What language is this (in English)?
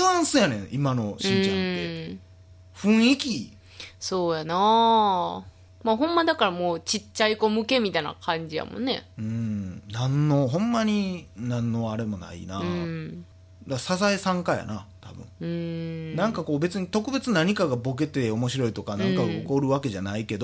Japanese